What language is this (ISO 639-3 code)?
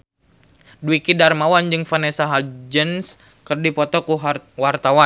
sun